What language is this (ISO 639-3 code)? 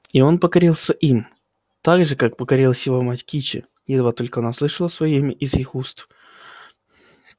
rus